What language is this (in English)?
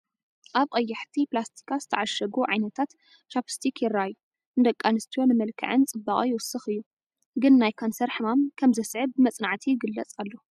Tigrinya